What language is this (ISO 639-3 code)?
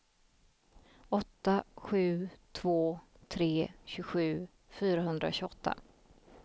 swe